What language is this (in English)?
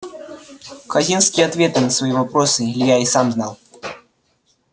Russian